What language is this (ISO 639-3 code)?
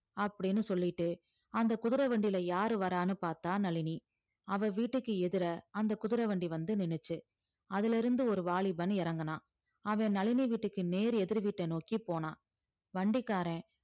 tam